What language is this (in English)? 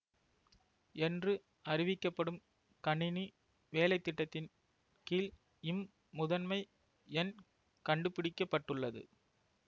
Tamil